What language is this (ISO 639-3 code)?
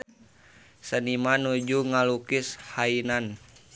sun